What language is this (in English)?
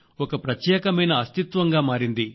Telugu